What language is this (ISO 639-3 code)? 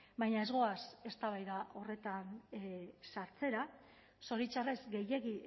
eus